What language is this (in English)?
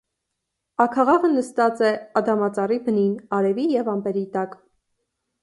Armenian